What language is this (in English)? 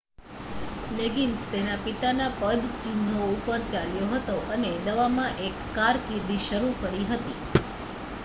Gujarati